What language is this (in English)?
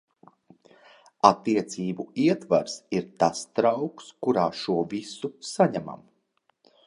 Latvian